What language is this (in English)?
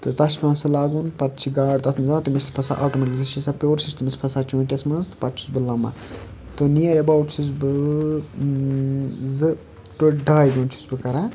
Kashmiri